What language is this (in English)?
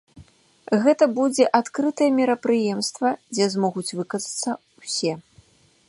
Belarusian